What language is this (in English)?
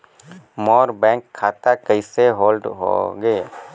Chhattisgarhi